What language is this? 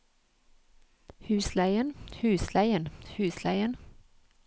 Norwegian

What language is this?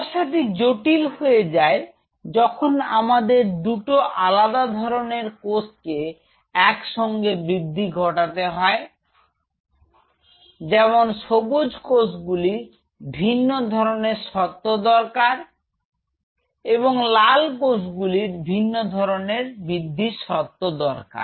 Bangla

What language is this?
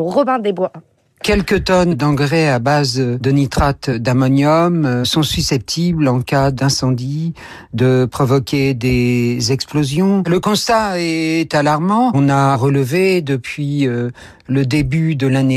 French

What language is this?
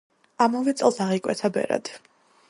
Georgian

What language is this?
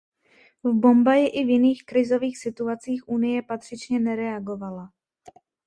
Czech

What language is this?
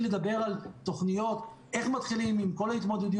Hebrew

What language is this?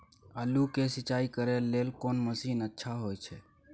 Maithili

